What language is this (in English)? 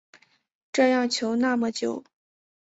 Chinese